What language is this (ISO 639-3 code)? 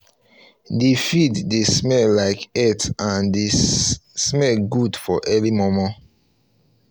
pcm